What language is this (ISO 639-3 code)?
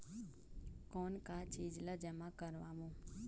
hne